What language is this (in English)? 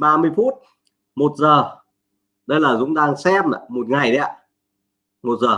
Vietnamese